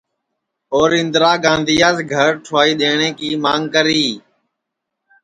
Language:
Sansi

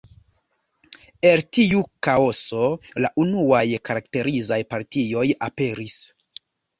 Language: Esperanto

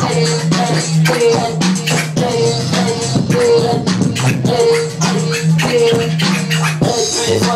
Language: Arabic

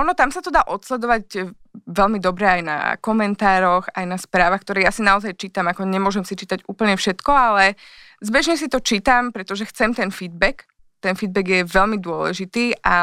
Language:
Slovak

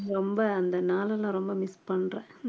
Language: Tamil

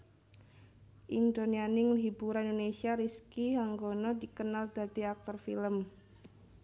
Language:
Javanese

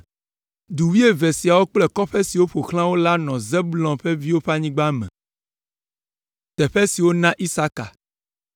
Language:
Ewe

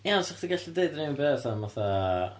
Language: Welsh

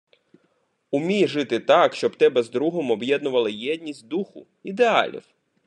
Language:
Ukrainian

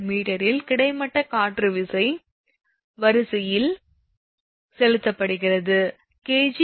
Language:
Tamil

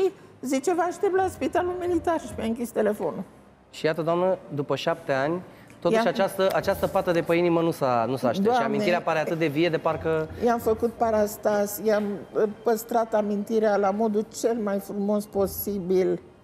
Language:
Romanian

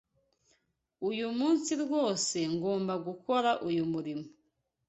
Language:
Kinyarwanda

